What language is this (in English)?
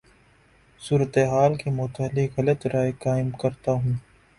Urdu